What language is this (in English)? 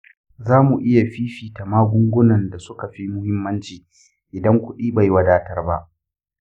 Hausa